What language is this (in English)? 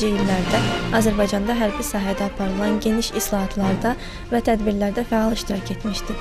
Turkish